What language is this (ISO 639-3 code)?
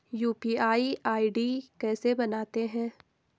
hin